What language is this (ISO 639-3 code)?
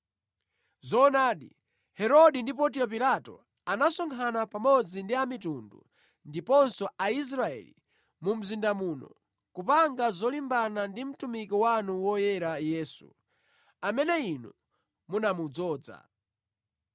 nya